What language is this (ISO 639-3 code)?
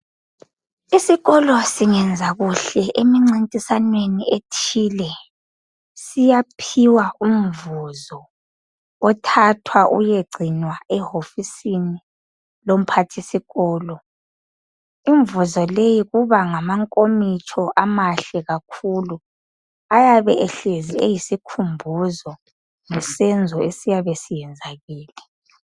nde